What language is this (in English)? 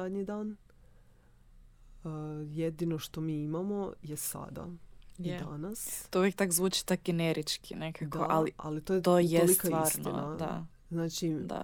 Croatian